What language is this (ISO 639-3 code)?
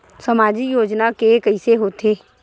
hne